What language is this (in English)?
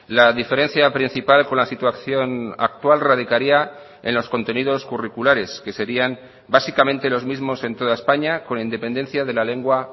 Spanish